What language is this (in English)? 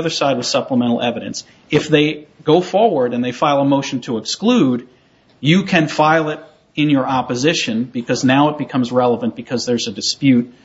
English